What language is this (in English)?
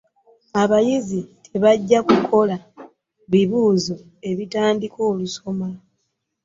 Ganda